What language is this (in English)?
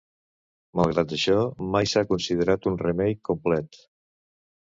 Catalan